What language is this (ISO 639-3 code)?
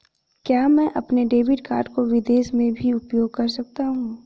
hin